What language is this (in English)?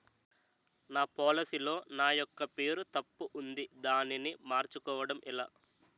Telugu